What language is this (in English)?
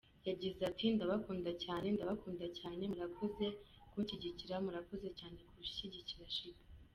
Kinyarwanda